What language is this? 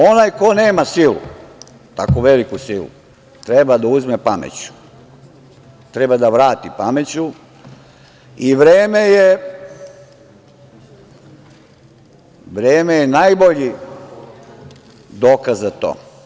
Serbian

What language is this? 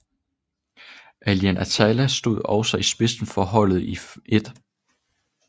Danish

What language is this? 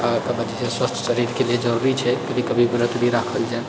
Maithili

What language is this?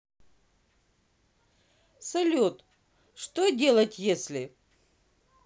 Russian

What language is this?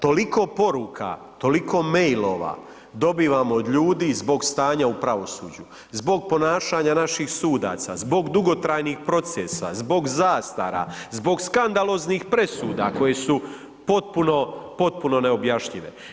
Croatian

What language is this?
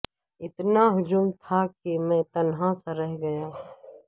Urdu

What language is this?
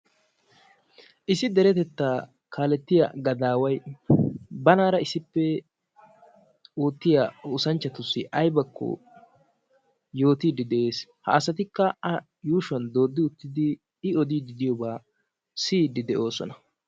Wolaytta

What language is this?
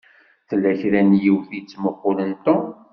Kabyle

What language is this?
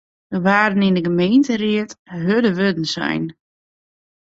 Western Frisian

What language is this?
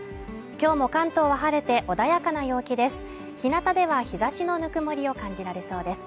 Japanese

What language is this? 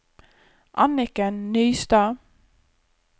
Norwegian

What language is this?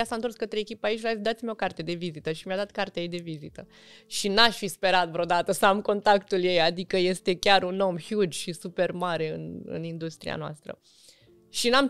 Romanian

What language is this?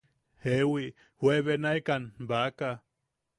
Yaqui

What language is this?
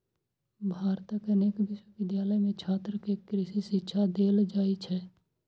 Maithili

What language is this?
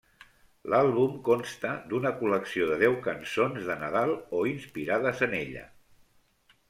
Catalan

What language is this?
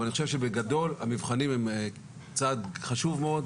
Hebrew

